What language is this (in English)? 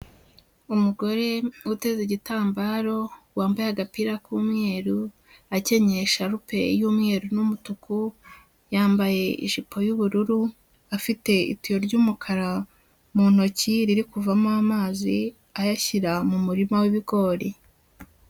Kinyarwanda